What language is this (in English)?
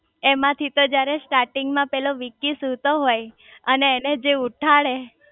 Gujarati